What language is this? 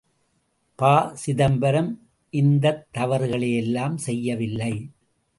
Tamil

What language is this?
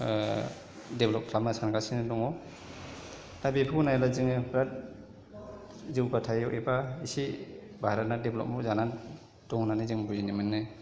Bodo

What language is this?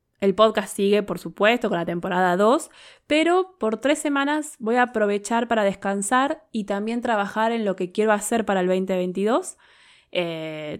Spanish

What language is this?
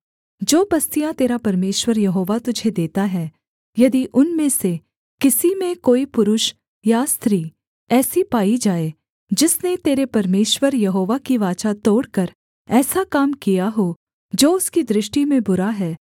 Hindi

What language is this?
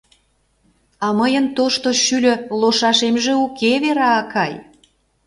Mari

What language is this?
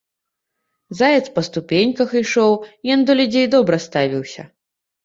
Belarusian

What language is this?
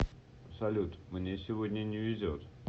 Russian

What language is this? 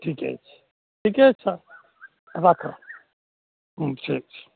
Maithili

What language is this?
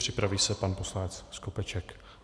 Czech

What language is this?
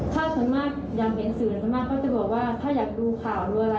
Thai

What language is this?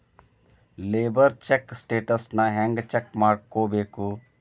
Kannada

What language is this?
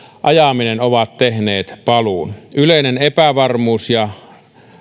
Finnish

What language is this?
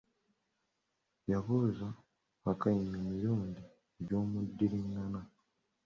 Ganda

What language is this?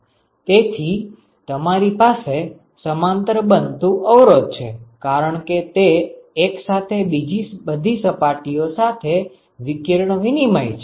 Gujarati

